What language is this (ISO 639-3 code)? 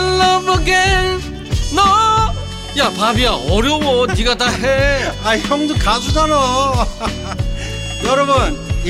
kor